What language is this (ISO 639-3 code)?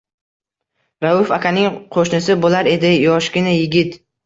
uzb